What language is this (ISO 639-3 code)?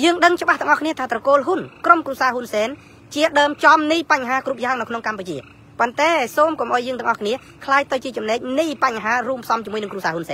tha